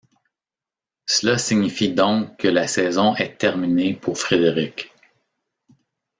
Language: French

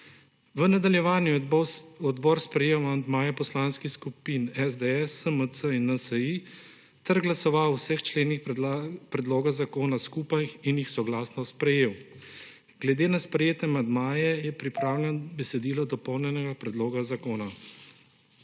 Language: Slovenian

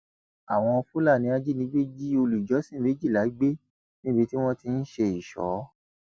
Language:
Yoruba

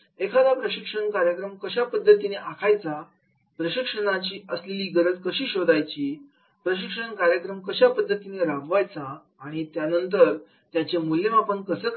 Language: Marathi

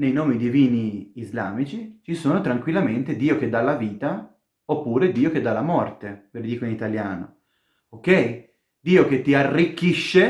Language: Italian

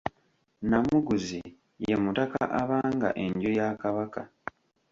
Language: Ganda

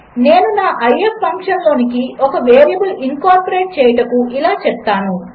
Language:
Telugu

